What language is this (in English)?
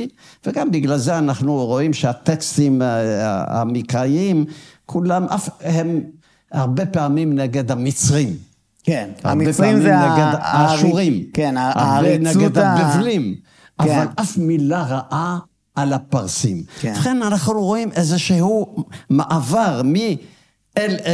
Hebrew